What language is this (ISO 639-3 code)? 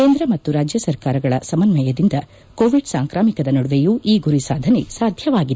kan